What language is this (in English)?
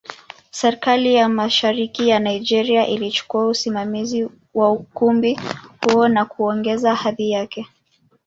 Swahili